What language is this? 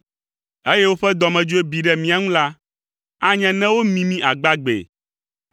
Ewe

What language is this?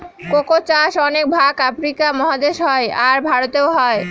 Bangla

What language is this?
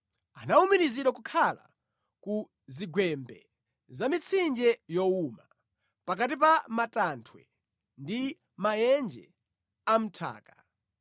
Nyanja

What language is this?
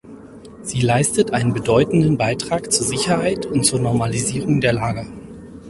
German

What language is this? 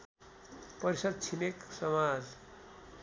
Nepali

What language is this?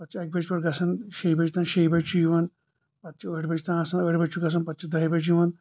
Kashmiri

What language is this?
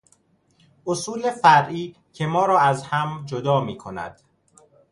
Persian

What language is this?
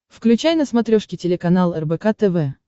Russian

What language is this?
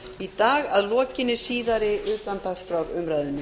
Icelandic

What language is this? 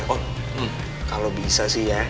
Indonesian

